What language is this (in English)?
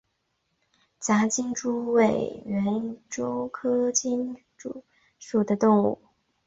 Chinese